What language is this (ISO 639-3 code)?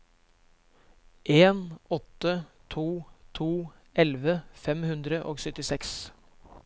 nor